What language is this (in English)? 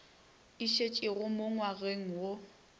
Northern Sotho